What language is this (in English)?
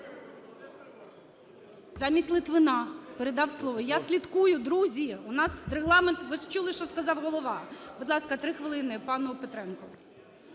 Ukrainian